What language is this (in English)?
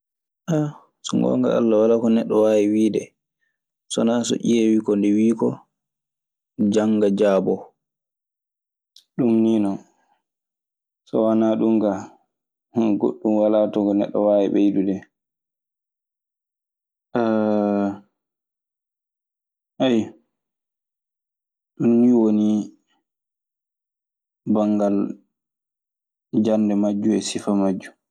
Maasina Fulfulde